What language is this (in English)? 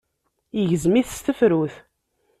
Kabyle